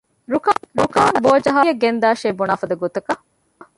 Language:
Divehi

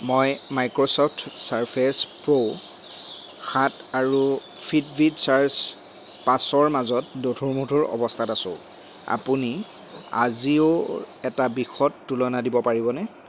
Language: Assamese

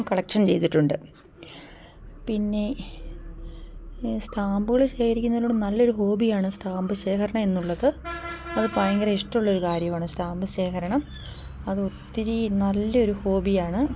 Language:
Malayalam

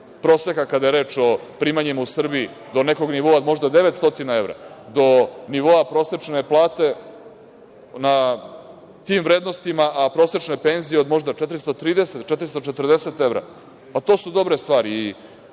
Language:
Serbian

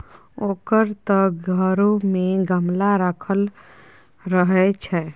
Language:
Maithili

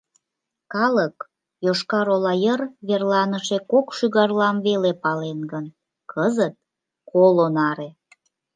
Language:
Mari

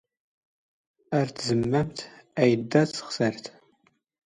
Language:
Standard Moroccan Tamazight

